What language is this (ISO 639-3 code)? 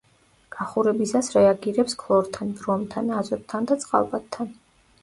kat